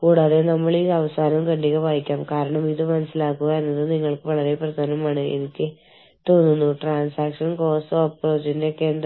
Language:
Malayalam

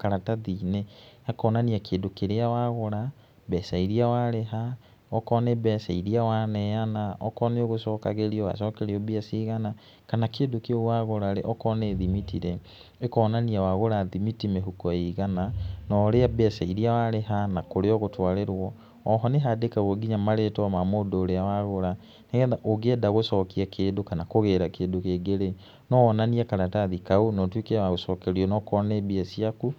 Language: Kikuyu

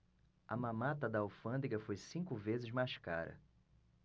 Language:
Portuguese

